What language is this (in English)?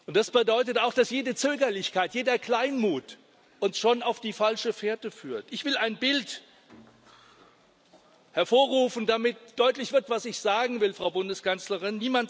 German